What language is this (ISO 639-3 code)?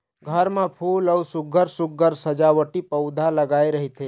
hne